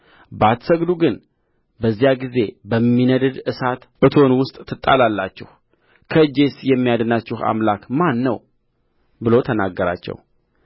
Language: Amharic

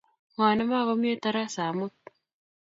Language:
Kalenjin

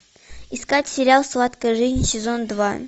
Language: Russian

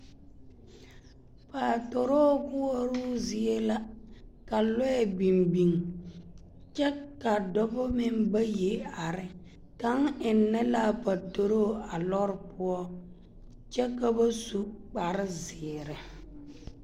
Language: Southern Dagaare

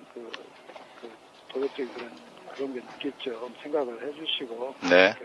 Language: Korean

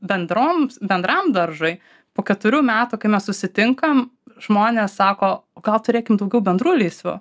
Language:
Lithuanian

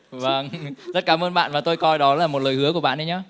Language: Vietnamese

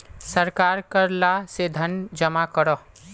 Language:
Magahi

